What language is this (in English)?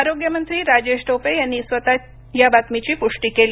Marathi